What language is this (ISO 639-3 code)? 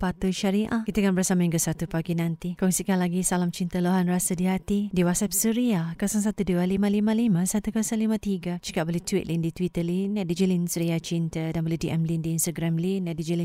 msa